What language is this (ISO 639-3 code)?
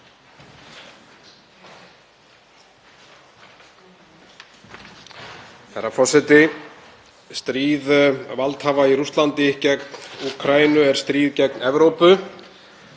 isl